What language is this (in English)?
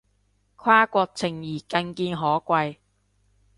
Cantonese